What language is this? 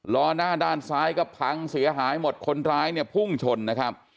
Thai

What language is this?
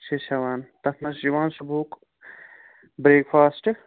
Kashmiri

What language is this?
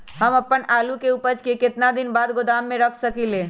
Magahi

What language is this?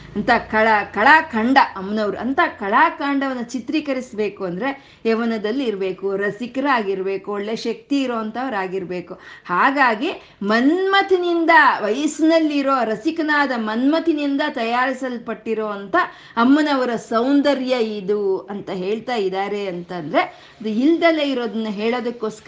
Kannada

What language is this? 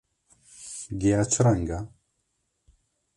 Kurdish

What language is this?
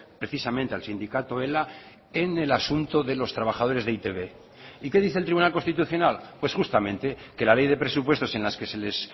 Spanish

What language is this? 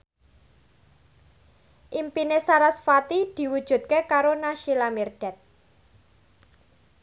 Javanese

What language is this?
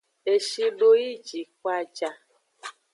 Aja (Benin)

